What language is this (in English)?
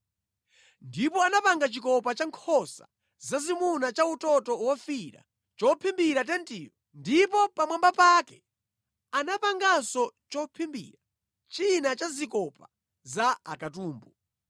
Nyanja